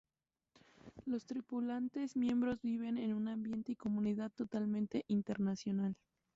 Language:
Spanish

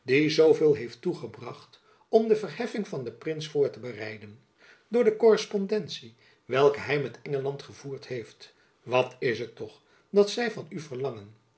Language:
Dutch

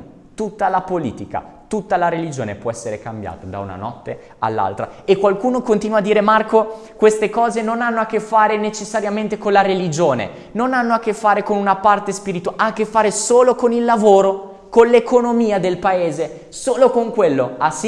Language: Italian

